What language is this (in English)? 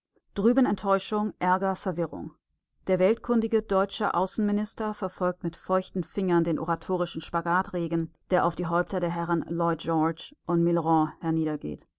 German